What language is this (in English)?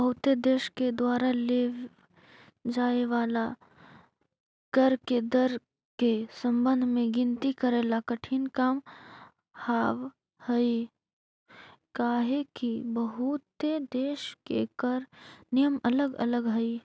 Magahi